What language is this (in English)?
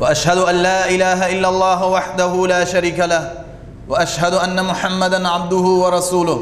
Persian